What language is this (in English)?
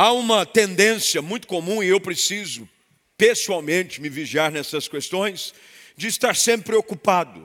Portuguese